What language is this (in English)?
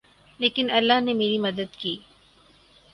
Urdu